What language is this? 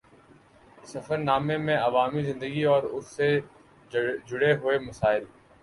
Urdu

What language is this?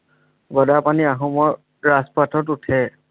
Assamese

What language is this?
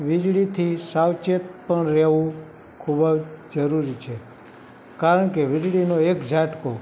Gujarati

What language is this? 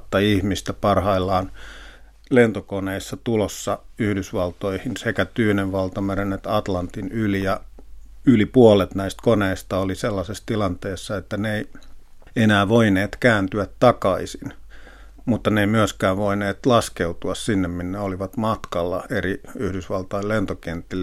Finnish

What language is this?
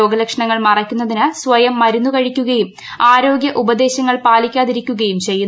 Malayalam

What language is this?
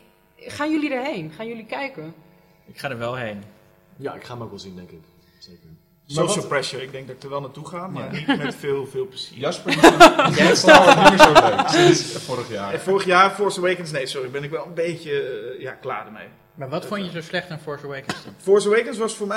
Dutch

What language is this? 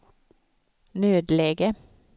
Swedish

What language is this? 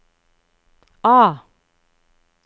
Norwegian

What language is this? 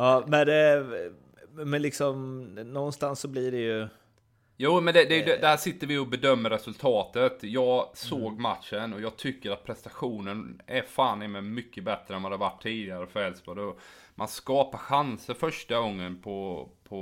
Swedish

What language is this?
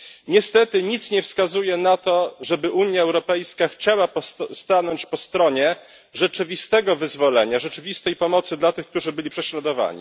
Polish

